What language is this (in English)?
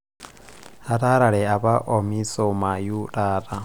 Masai